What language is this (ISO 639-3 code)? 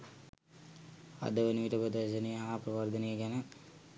sin